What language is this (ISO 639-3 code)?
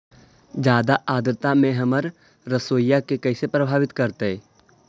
mag